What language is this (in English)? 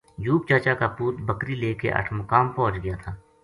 Gujari